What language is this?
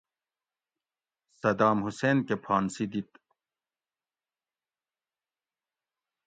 Gawri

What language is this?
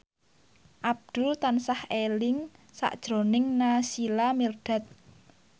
Javanese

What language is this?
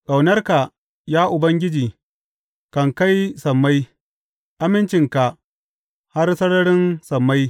Hausa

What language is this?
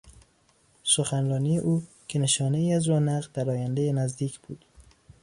Persian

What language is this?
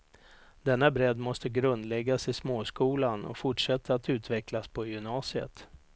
Swedish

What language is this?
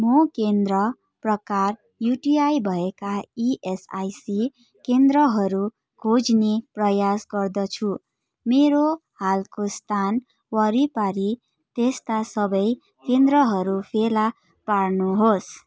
Nepali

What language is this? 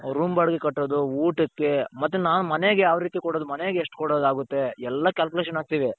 Kannada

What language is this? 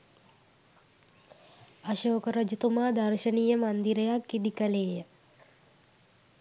Sinhala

